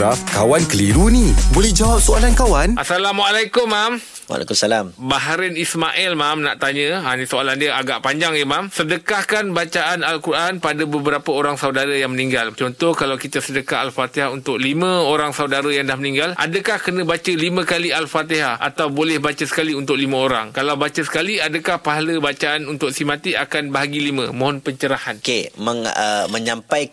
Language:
Malay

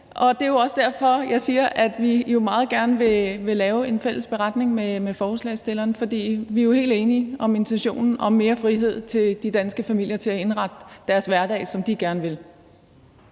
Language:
Danish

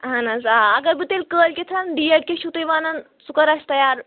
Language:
Kashmiri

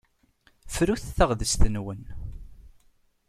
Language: Kabyle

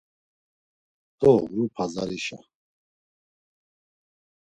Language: Laz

